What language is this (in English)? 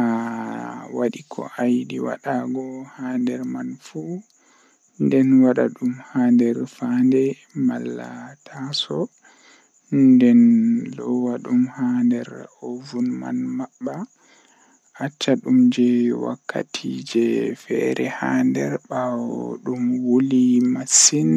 Western Niger Fulfulde